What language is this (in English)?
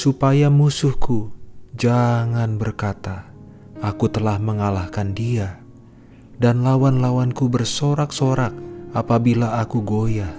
Indonesian